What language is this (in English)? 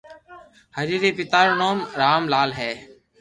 Loarki